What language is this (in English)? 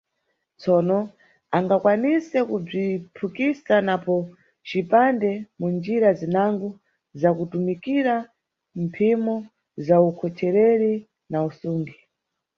Nyungwe